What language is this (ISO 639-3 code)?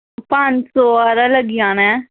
doi